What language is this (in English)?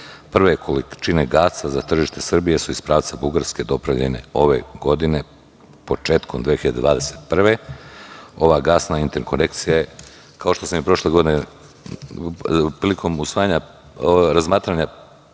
Serbian